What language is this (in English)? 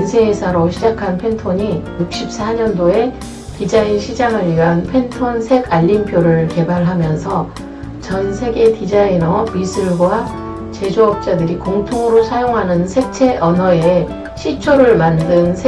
Korean